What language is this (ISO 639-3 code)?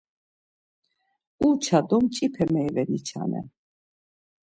lzz